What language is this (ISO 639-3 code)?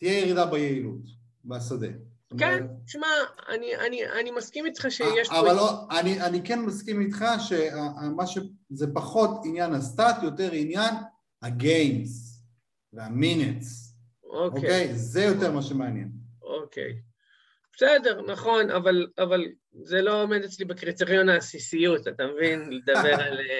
heb